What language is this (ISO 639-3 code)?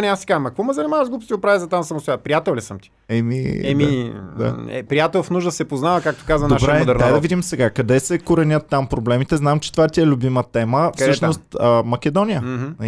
bul